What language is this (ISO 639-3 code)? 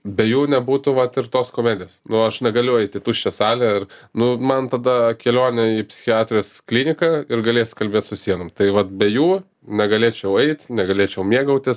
lit